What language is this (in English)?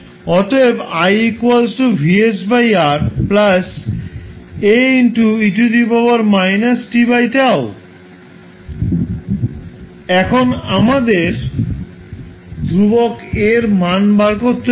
Bangla